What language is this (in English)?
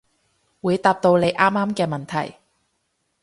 Cantonese